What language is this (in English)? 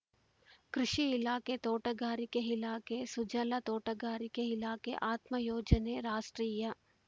Kannada